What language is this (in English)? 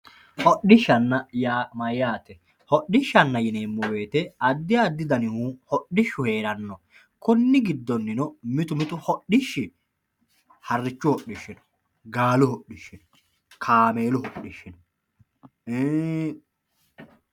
Sidamo